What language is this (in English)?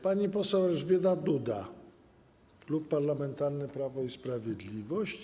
Polish